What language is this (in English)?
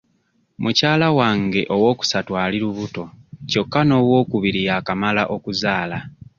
Ganda